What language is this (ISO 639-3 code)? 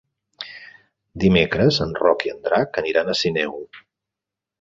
cat